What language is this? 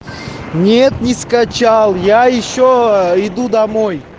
Russian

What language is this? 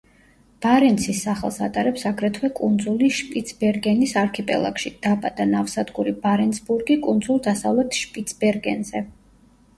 Georgian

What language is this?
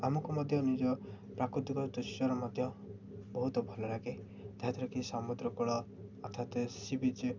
Odia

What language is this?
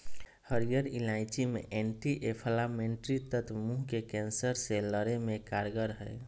Magahi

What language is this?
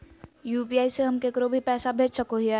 Magahi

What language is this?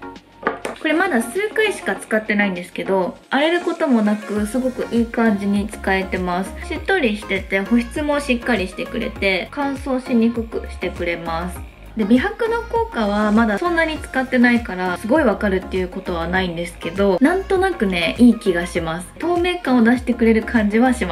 Japanese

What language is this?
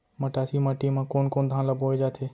Chhattisgarhi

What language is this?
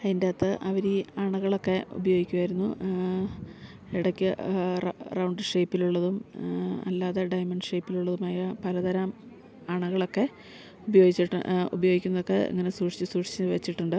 Malayalam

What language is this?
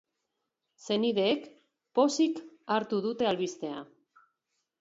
Basque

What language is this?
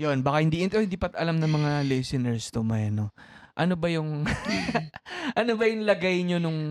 Filipino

